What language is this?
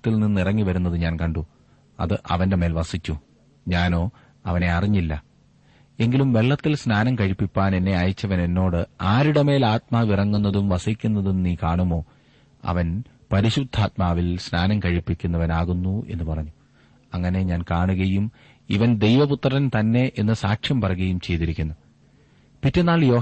Malayalam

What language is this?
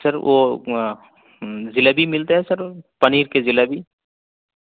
Urdu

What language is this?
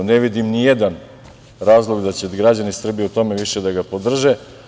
Serbian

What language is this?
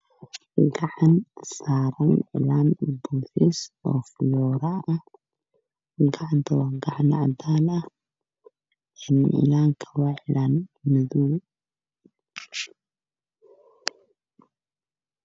Somali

